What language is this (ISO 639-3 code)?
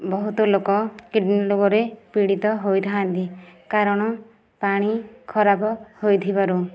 ori